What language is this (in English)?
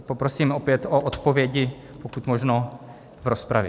Czech